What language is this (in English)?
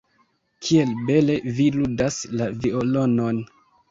Esperanto